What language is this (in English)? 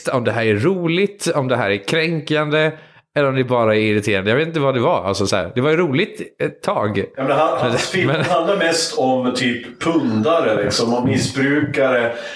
Swedish